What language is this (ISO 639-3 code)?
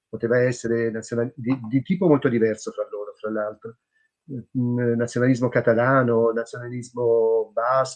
ita